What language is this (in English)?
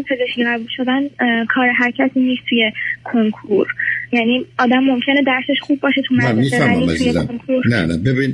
Persian